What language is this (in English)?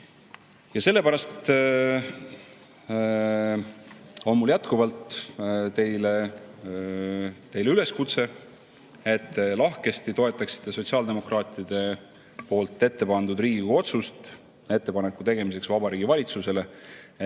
Estonian